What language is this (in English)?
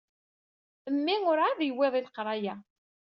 Kabyle